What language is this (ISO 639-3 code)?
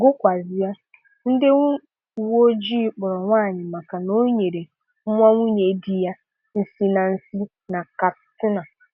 ibo